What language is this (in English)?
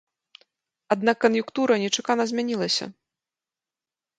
Belarusian